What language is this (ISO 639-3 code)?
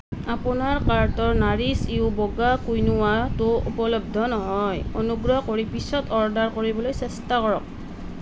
asm